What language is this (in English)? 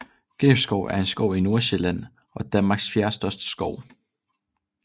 Danish